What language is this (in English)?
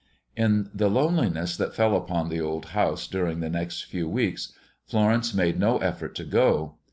English